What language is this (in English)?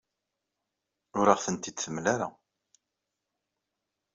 Kabyle